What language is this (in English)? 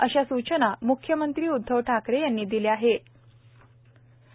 Marathi